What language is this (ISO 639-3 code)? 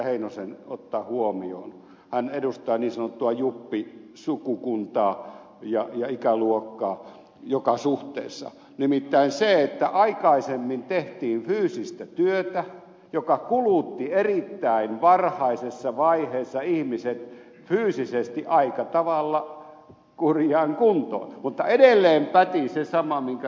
fin